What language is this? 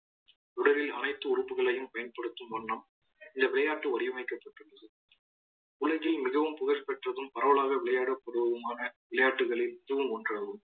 Tamil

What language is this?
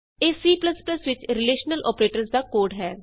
Punjabi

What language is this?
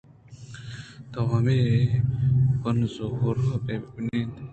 Eastern Balochi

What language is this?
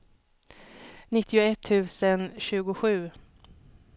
Swedish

